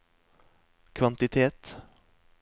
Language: Norwegian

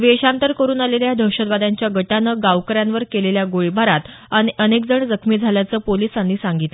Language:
Marathi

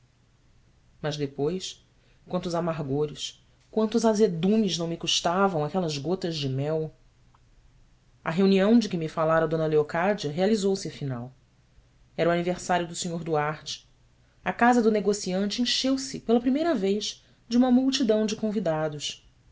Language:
Portuguese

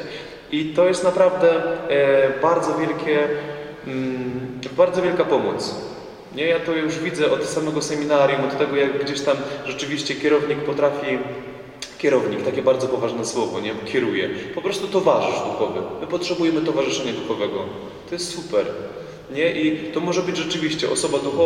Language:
Polish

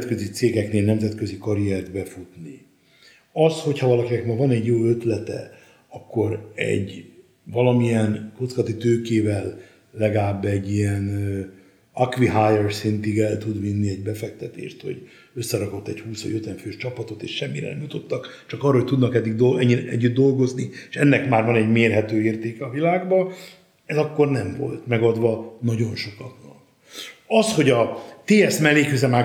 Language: Hungarian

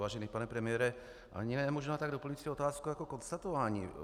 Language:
Czech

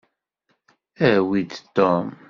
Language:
Kabyle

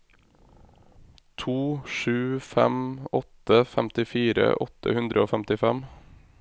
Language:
Norwegian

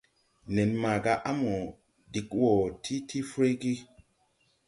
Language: Tupuri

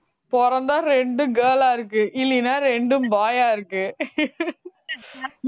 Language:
Tamil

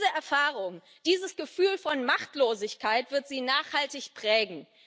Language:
German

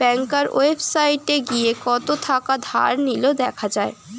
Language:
Bangla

